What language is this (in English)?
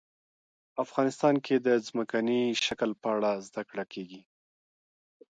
Pashto